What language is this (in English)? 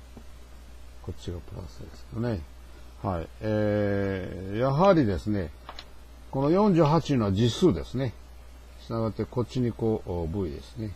Japanese